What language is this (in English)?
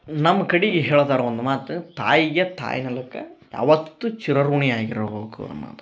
Kannada